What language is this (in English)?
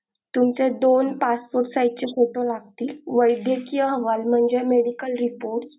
Marathi